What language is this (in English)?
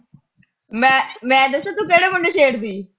Punjabi